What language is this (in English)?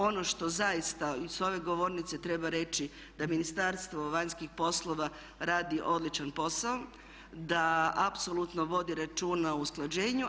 Croatian